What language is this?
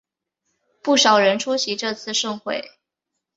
Chinese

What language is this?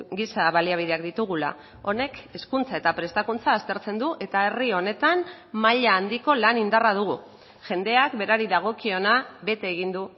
Basque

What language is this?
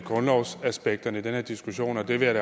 Danish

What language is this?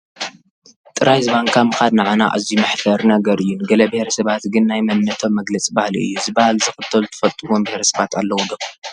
Tigrinya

